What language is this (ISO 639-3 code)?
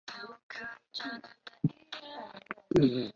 zho